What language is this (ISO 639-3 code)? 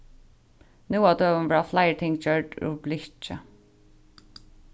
fao